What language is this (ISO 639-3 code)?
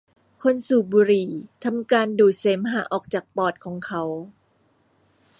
tha